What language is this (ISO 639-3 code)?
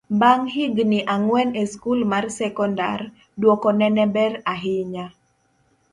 luo